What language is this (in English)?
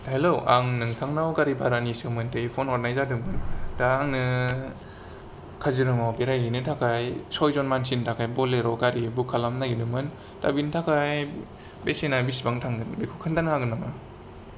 Bodo